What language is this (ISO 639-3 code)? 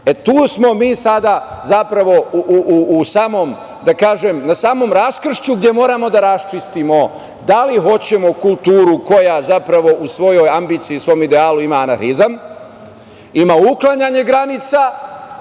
srp